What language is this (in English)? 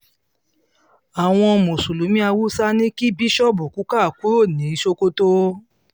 Yoruba